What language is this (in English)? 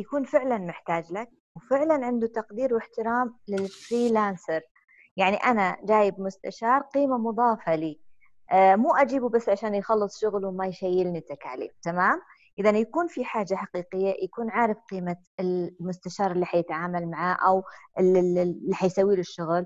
Arabic